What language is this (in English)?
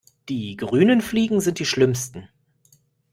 German